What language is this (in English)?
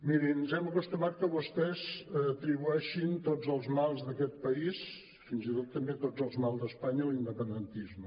Catalan